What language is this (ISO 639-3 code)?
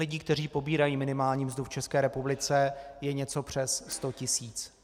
ces